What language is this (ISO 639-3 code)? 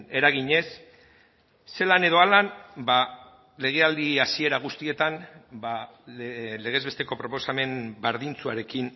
eus